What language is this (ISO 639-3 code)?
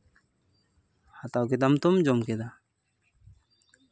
sat